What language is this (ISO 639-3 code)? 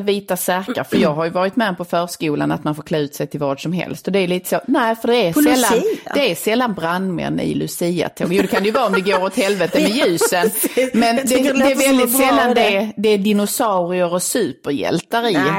swe